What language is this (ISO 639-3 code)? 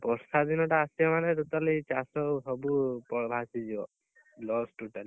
ori